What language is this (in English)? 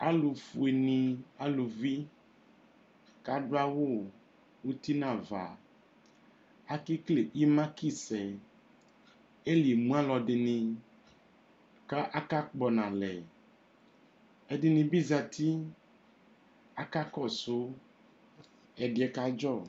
Ikposo